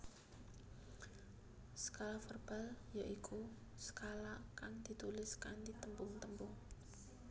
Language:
Javanese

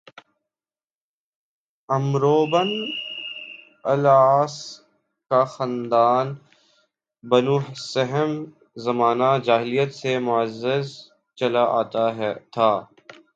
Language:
Urdu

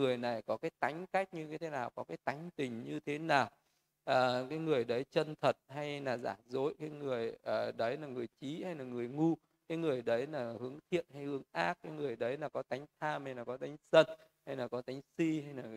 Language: Vietnamese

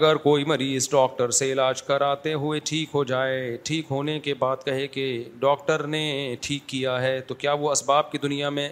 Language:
Urdu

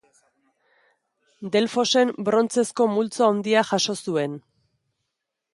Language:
Basque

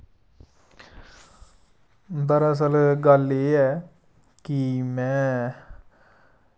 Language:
Dogri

